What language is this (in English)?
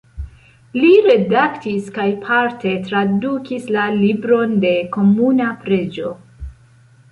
Esperanto